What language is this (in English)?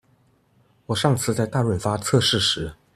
Chinese